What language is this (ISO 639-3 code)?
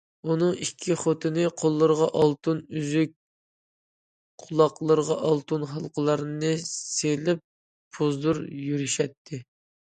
uig